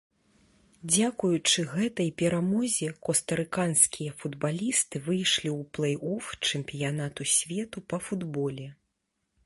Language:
Belarusian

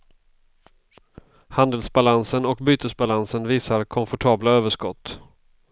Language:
Swedish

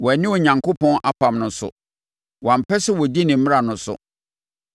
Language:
Akan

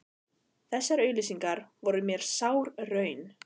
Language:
Icelandic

